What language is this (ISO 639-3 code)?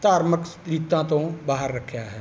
pan